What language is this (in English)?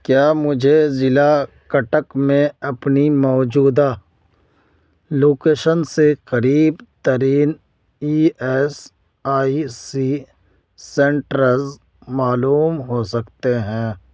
Urdu